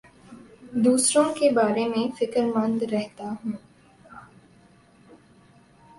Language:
Urdu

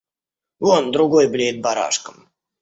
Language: Russian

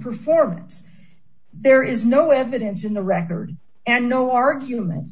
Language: English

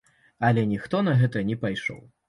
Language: Belarusian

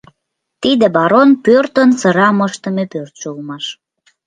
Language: Mari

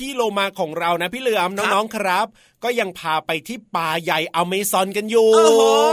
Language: Thai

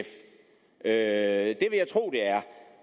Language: Danish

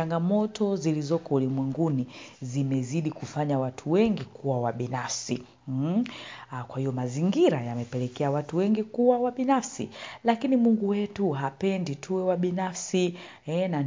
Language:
Swahili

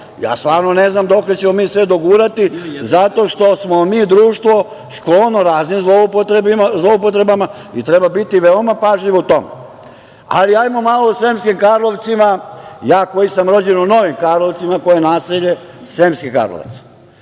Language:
Serbian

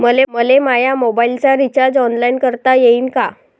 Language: Marathi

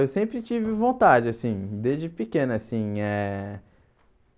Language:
Portuguese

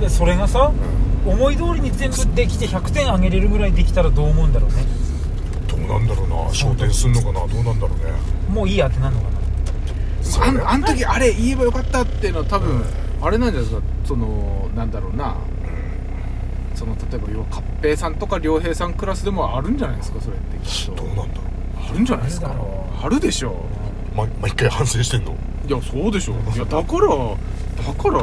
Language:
Japanese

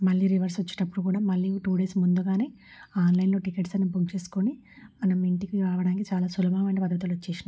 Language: Telugu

